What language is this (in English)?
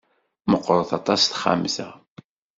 Kabyle